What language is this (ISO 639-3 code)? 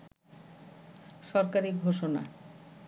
ben